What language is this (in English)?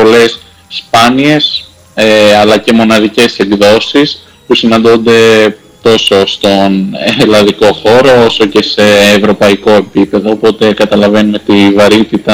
Greek